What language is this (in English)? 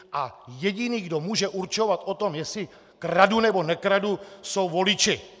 Czech